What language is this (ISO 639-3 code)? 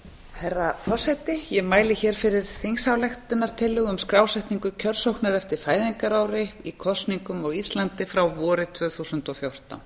isl